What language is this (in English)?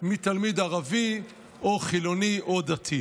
Hebrew